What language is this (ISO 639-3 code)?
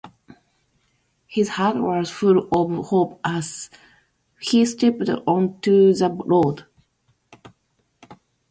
jpn